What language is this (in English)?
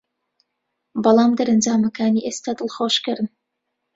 Central Kurdish